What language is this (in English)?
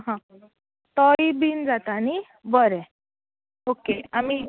Konkani